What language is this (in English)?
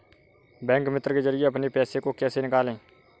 Hindi